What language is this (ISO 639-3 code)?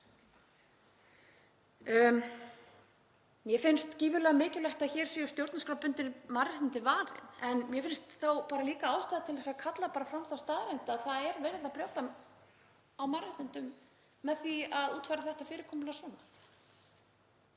isl